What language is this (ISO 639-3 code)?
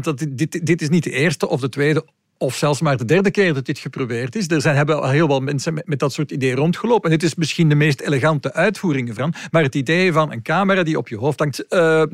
nld